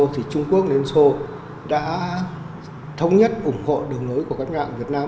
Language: Vietnamese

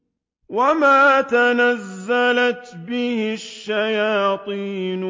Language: Arabic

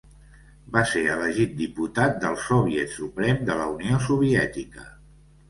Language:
Catalan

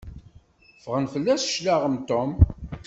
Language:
Kabyle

